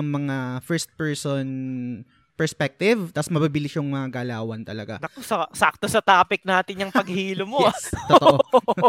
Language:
Filipino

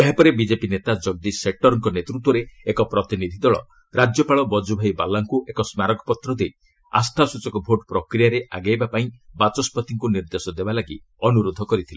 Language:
Odia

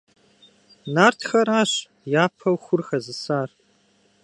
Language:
Kabardian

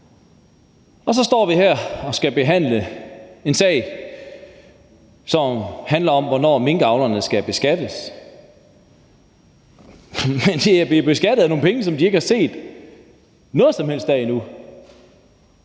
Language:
Danish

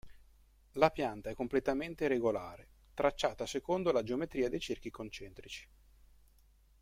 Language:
Italian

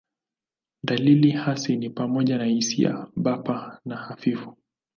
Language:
Swahili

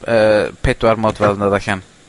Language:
Welsh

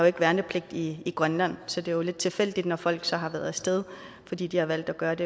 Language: Danish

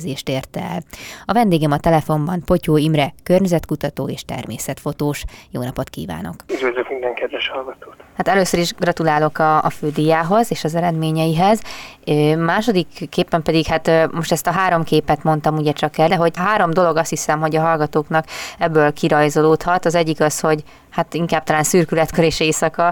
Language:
Hungarian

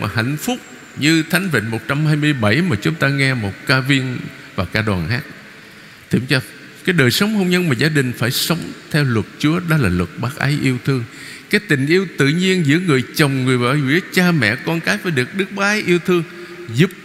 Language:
Vietnamese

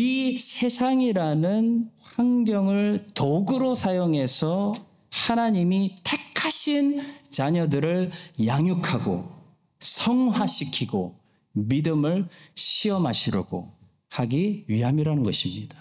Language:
Korean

